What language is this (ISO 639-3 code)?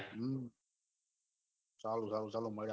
guj